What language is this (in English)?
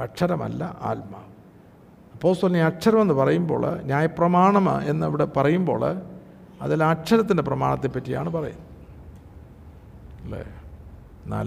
Malayalam